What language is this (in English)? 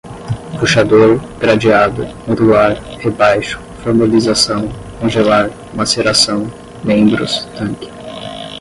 Portuguese